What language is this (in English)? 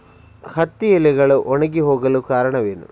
Kannada